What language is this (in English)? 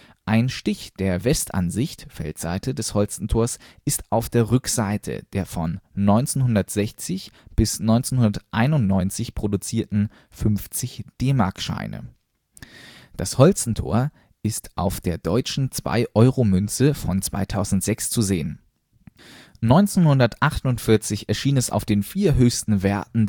German